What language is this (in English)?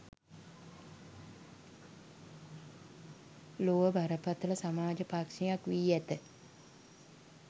Sinhala